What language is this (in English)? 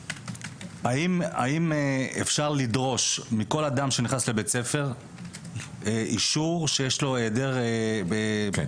Hebrew